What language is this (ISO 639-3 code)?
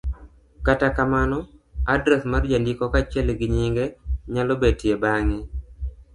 luo